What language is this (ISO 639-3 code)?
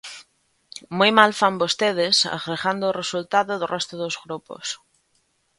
glg